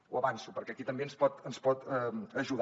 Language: Catalan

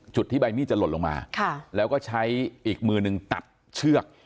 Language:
Thai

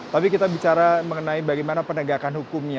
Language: Indonesian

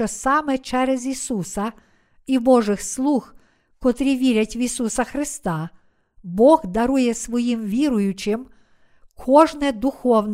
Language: Ukrainian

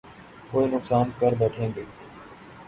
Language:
Urdu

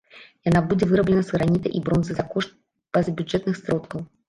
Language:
Belarusian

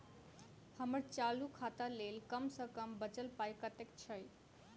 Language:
Maithili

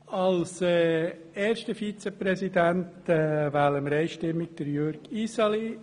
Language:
Swiss German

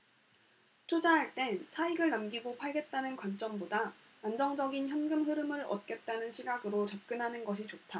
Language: Korean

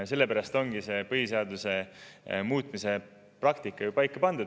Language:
Estonian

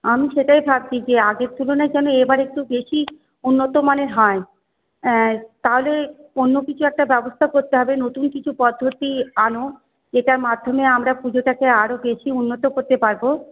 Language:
Bangla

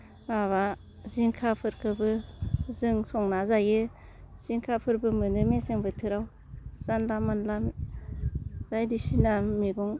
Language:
Bodo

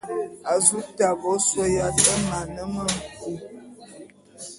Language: Bulu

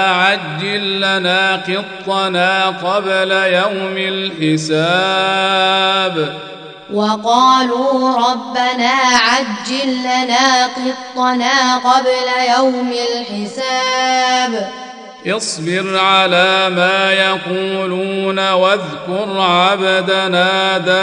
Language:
Arabic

